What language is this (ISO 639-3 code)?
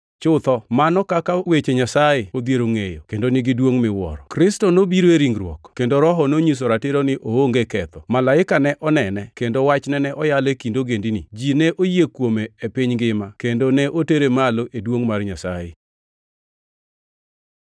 luo